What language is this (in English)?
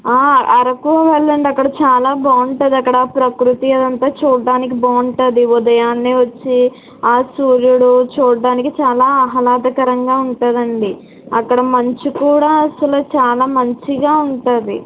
Telugu